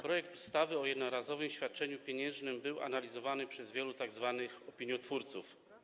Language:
Polish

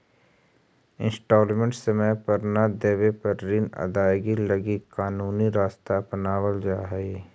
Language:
Magahi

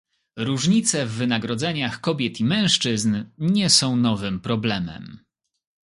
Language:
Polish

